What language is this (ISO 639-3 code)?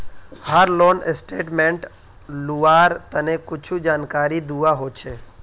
mag